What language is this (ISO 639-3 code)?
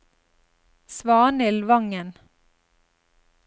nor